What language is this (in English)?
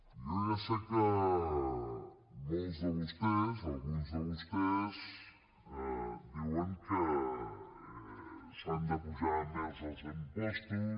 Catalan